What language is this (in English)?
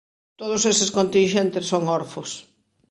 Galician